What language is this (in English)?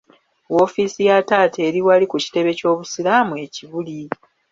Ganda